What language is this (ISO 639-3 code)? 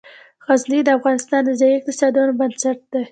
pus